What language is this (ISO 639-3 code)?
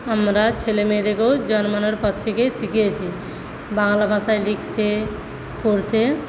ben